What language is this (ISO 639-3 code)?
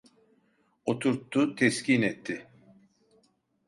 tur